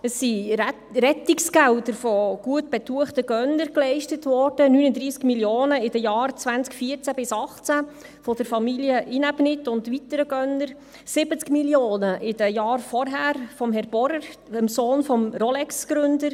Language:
Swiss German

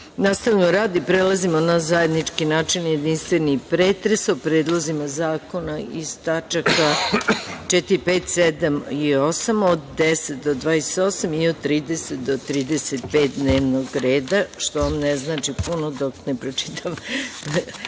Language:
Serbian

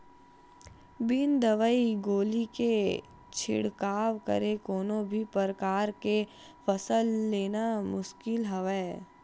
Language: Chhattisgarhi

